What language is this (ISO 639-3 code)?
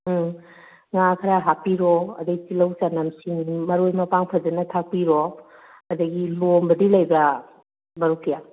mni